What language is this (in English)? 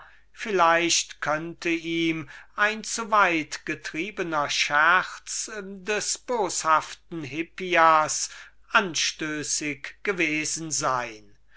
German